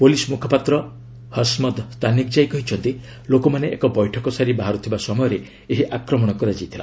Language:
Odia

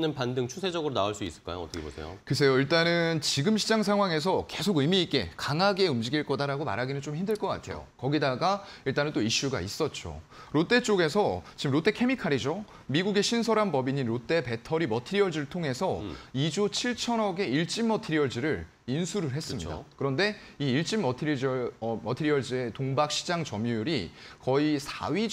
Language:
Korean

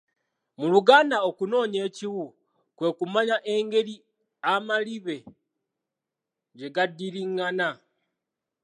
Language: Ganda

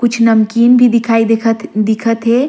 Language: Surgujia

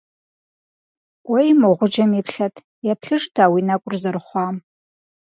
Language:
Kabardian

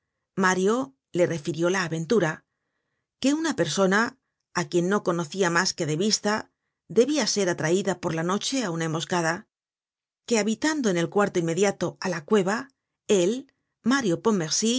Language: Spanish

